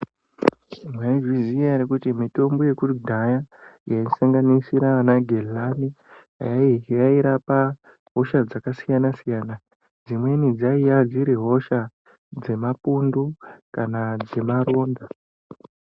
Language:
Ndau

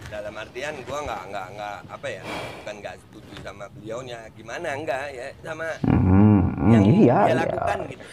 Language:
Indonesian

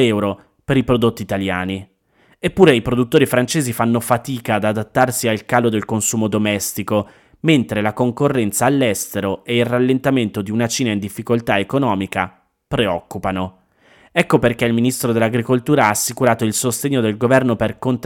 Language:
Italian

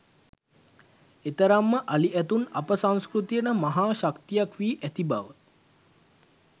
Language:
Sinhala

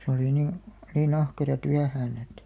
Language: Finnish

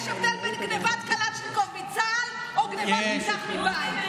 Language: Hebrew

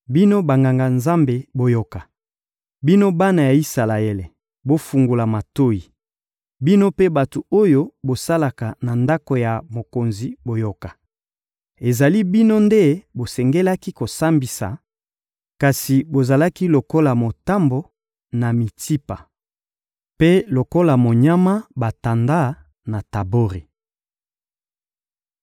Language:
Lingala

